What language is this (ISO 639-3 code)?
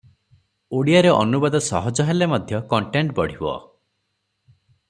ori